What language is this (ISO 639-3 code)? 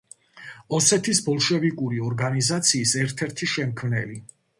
kat